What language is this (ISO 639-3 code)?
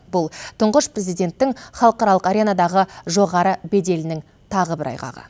kaz